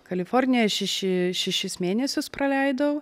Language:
Lithuanian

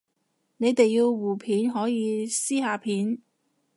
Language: Cantonese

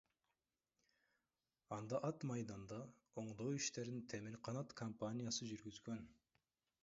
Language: Kyrgyz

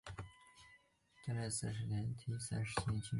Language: Chinese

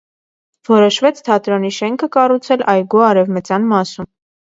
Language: Armenian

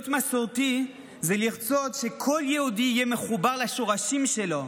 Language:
Hebrew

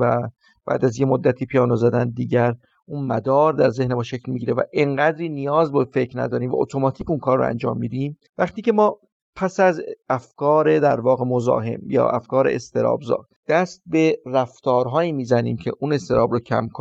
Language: Persian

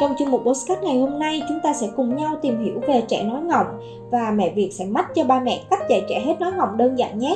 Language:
Vietnamese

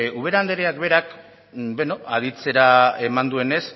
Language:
Basque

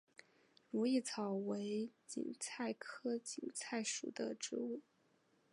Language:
Chinese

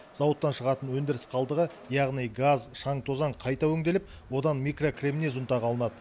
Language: Kazakh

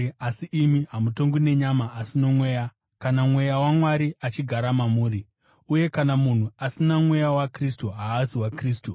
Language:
Shona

